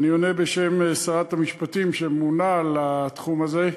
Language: Hebrew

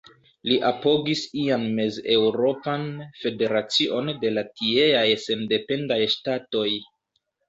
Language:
Esperanto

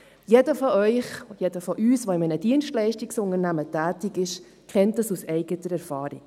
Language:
Swiss German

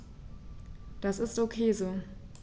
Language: German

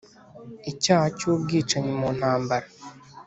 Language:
Kinyarwanda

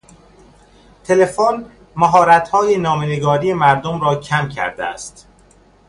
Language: Persian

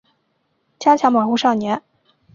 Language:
Chinese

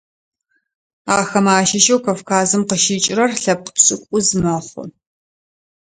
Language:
Adyghe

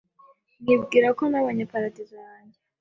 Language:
Kinyarwanda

